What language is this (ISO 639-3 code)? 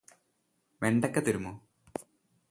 mal